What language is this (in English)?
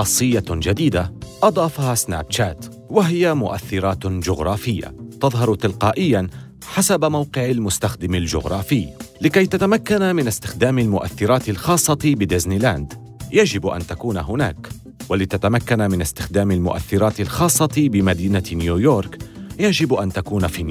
Arabic